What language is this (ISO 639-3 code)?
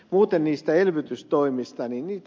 fin